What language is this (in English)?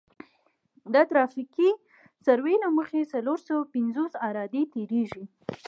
Pashto